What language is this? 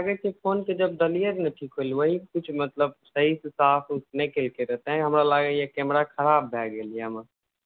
Maithili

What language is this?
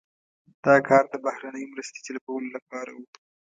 Pashto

